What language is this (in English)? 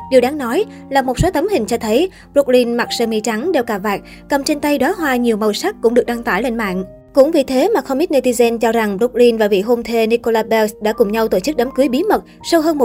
Vietnamese